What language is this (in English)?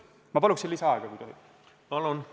Estonian